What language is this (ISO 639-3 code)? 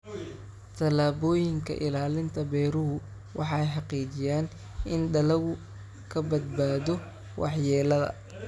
som